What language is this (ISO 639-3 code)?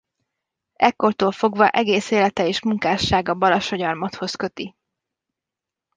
hun